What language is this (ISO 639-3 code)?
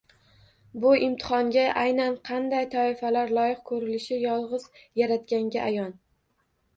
uzb